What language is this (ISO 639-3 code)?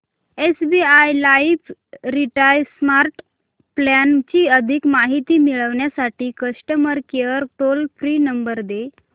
mar